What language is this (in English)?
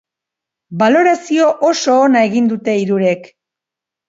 Basque